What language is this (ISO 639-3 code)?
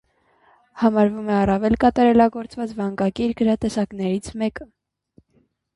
hye